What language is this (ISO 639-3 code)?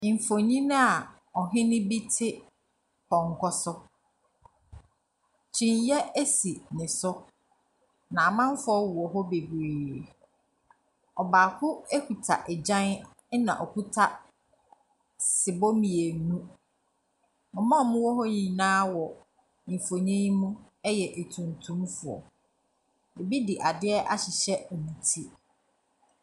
aka